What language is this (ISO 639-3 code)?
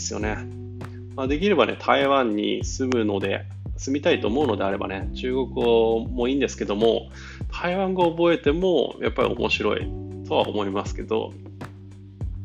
jpn